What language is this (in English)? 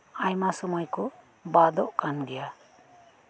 Santali